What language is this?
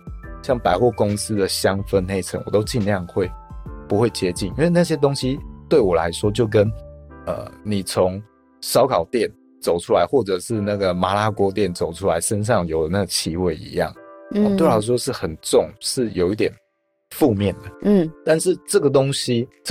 Chinese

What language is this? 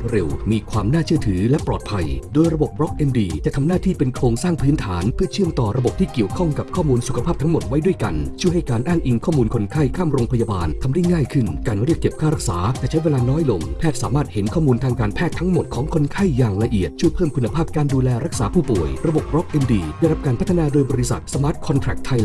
Thai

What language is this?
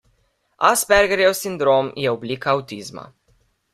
Slovenian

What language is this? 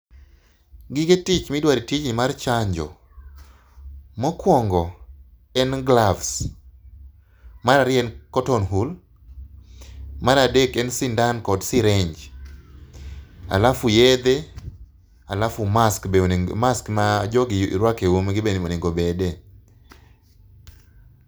Luo (Kenya and Tanzania)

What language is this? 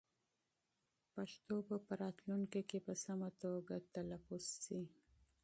Pashto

